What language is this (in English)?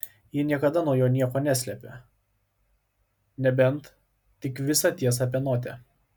Lithuanian